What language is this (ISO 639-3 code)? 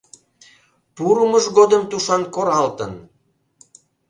chm